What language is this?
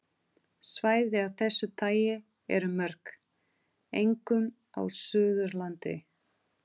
Icelandic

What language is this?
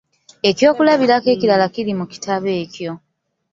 Ganda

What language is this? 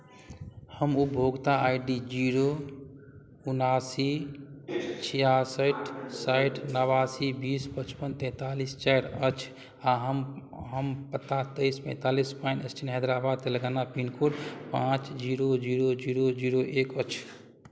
Maithili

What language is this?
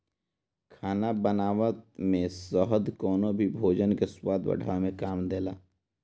Bhojpuri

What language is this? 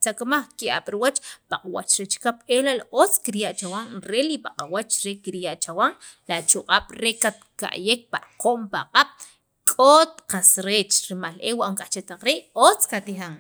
Sacapulteco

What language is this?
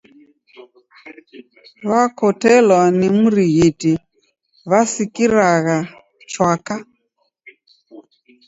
Taita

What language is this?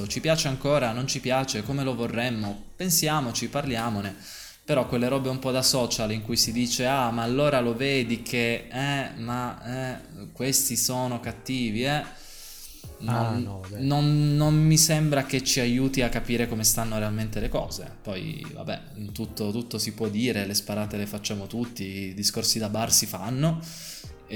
Italian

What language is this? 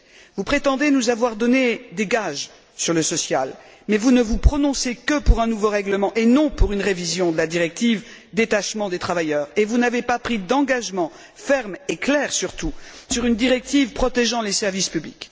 French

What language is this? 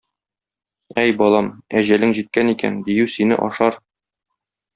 Tatar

